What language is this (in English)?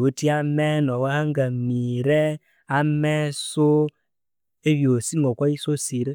Konzo